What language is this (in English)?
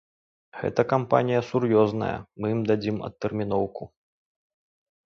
Belarusian